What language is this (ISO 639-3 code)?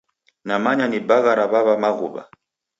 dav